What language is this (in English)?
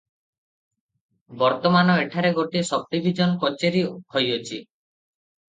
Odia